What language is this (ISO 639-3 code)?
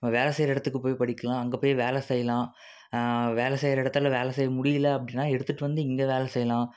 tam